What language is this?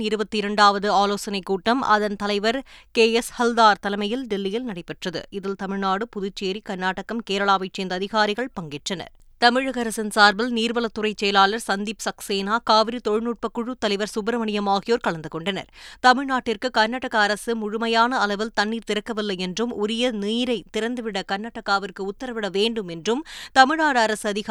Tamil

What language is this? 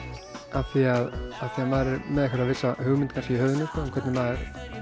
Icelandic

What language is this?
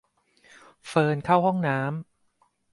Thai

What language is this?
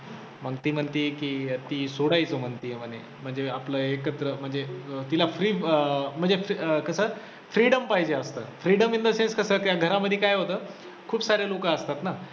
Marathi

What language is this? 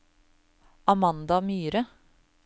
Norwegian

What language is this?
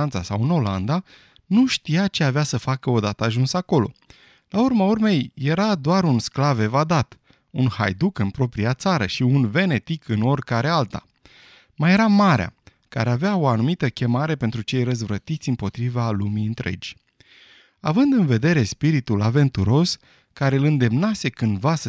Romanian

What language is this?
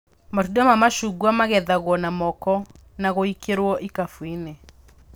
Kikuyu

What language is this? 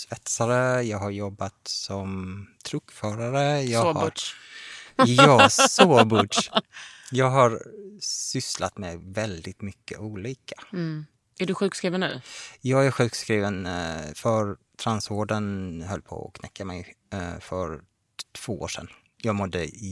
Swedish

